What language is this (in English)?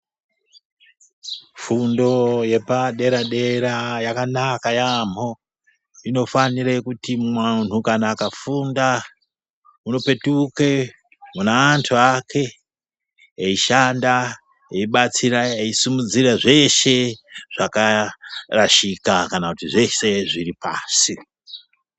Ndau